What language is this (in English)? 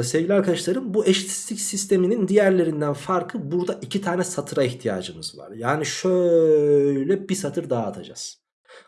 Turkish